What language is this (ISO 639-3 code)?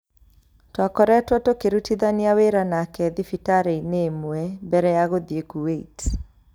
kik